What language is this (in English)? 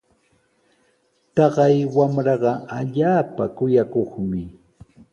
Sihuas Ancash Quechua